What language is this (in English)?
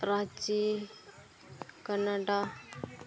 Santali